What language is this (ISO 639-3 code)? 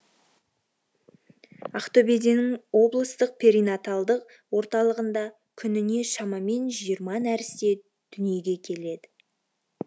kaz